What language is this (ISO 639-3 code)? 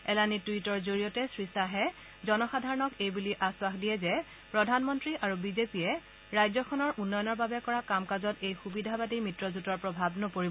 asm